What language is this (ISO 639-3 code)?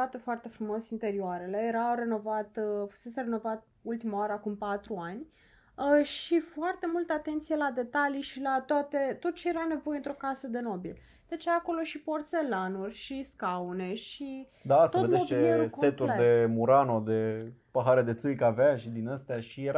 ron